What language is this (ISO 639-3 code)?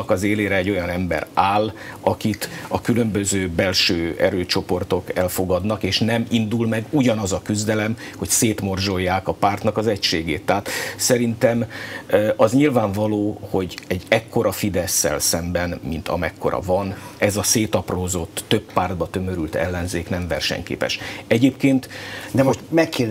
hun